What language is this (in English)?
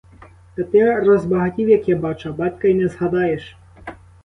Ukrainian